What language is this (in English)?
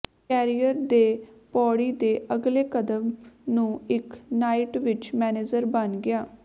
Punjabi